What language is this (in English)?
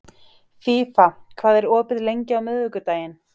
Icelandic